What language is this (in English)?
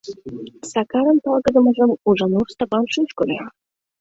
Mari